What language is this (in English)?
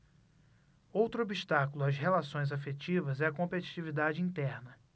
Portuguese